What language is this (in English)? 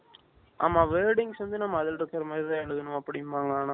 Tamil